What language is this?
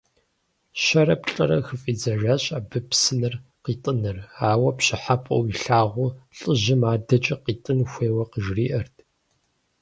Kabardian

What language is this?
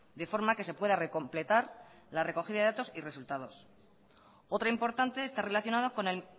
Spanish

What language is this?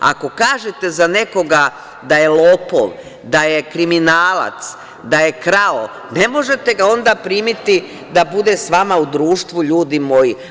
Serbian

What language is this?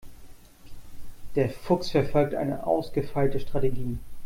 German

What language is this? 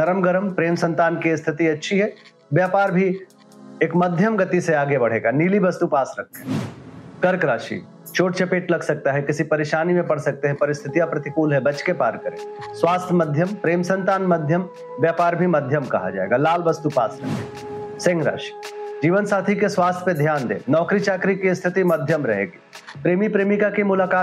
Hindi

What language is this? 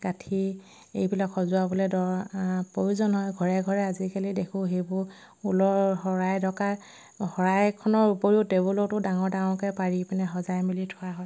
Assamese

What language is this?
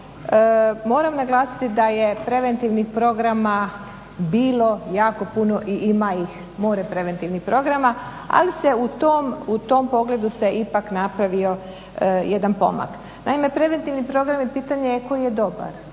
Croatian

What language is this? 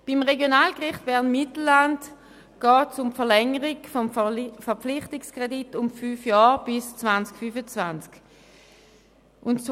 Swiss German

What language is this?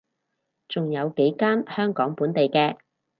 Cantonese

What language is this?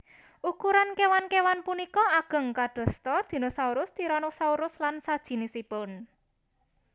Javanese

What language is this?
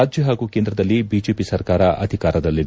Kannada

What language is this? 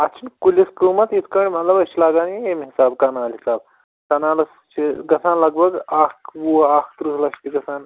Kashmiri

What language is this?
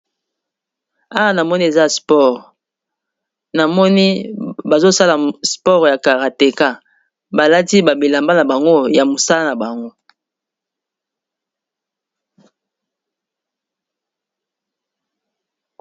Lingala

